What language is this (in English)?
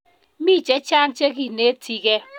Kalenjin